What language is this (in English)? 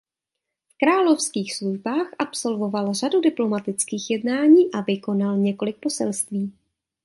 Czech